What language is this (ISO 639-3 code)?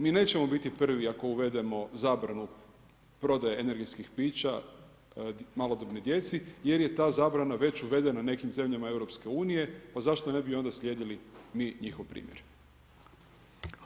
hrv